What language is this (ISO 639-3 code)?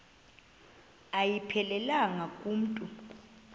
xho